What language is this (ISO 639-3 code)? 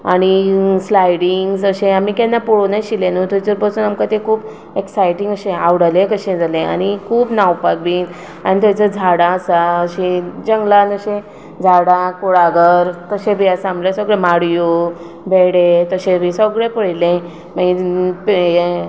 kok